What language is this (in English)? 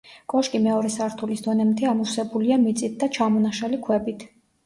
Georgian